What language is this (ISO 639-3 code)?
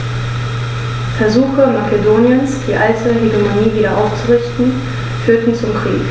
deu